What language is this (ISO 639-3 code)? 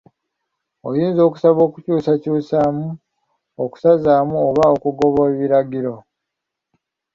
lug